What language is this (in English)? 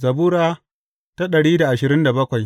Hausa